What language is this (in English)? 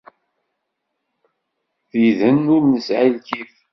Kabyle